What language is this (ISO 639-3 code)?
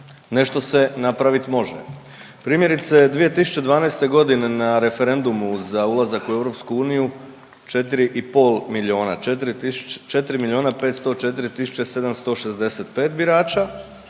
hrv